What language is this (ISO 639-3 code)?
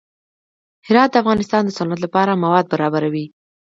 pus